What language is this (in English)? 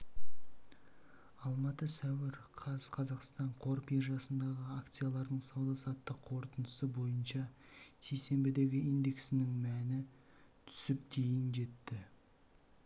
Kazakh